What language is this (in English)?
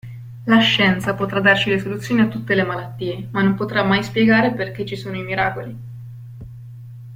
Italian